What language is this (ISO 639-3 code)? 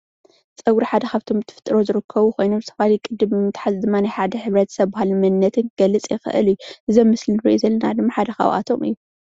tir